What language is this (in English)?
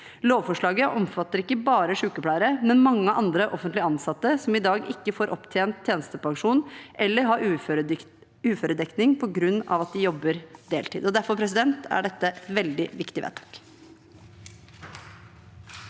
Norwegian